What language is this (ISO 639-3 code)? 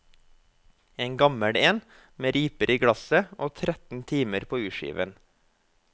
nor